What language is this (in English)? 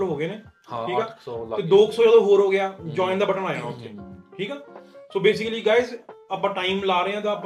Punjabi